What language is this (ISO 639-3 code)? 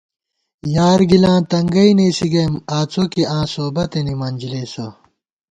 gwt